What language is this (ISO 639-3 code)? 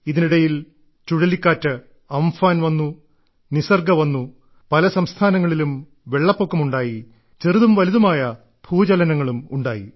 mal